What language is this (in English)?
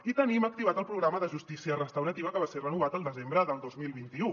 Catalan